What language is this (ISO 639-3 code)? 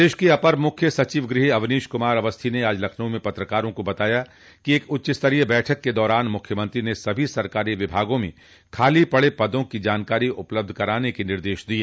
hin